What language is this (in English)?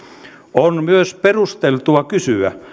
Finnish